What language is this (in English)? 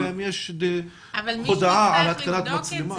Hebrew